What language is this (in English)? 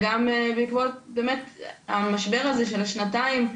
Hebrew